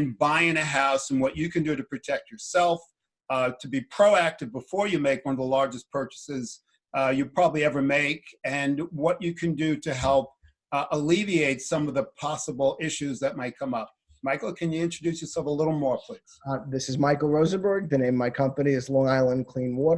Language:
English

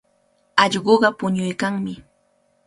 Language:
Cajatambo North Lima Quechua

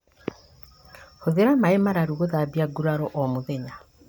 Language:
Kikuyu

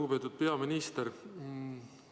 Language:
Estonian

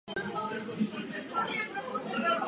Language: Czech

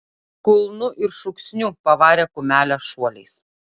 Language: Lithuanian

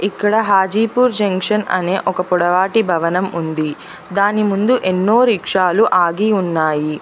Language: Telugu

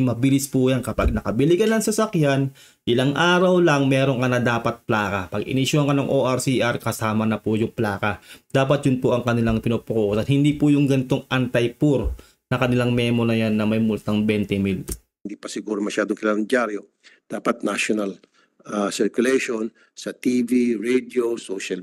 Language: Filipino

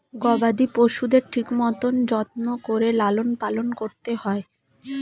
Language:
Bangla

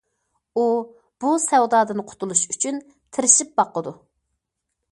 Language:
Uyghur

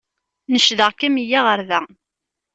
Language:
Kabyle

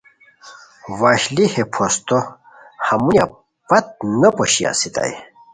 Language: Khowar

